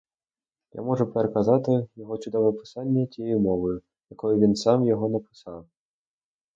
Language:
Ukrainian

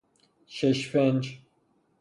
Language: Persian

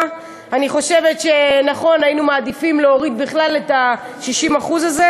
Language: Hebrew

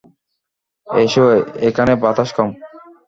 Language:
Bangla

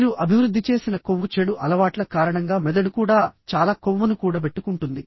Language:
Telugu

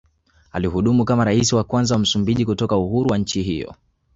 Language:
Swahili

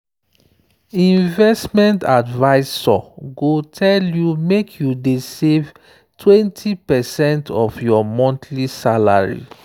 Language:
Nigerian Pidgin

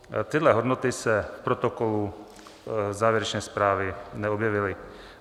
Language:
Czech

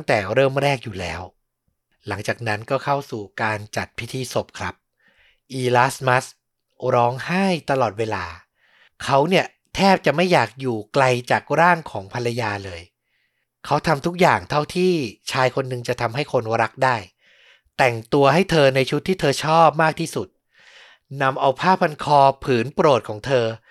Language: Thai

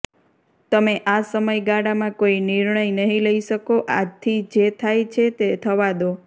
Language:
Gujarati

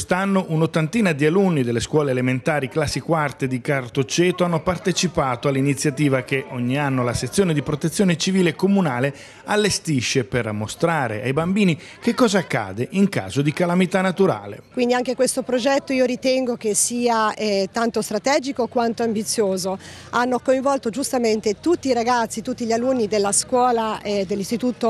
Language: Italian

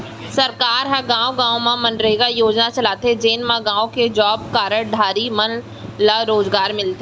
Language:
Chhattisgarhi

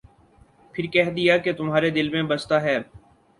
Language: Urdu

